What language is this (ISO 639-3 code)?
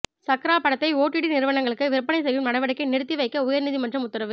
tam